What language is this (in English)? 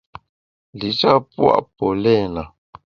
Bamun